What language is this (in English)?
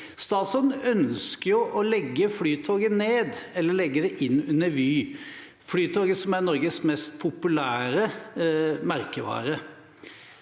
Norwegian